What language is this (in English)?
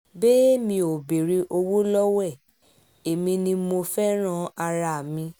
Yoruba